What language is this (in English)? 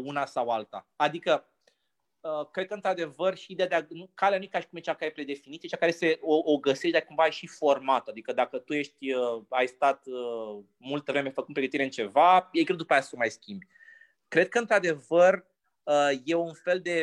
Romanian